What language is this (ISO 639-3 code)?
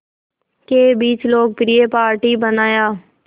hin